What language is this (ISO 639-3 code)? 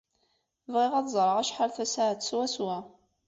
kab